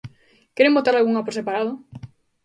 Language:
Galician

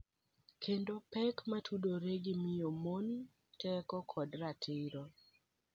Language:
Luo (Kenya and Tanzania)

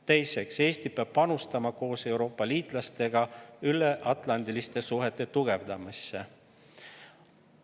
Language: Estonian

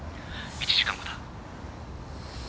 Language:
Japanese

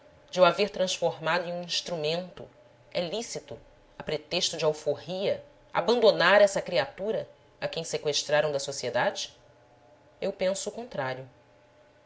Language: Portuguese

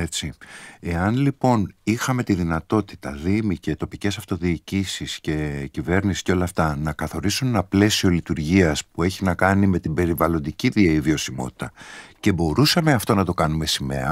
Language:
Greek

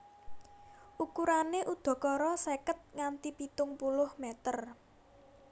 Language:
Javanese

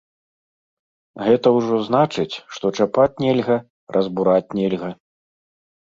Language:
Belarusian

